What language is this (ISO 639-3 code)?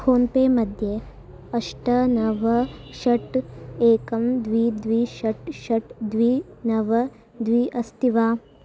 san